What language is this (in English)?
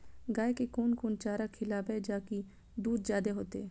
Maithili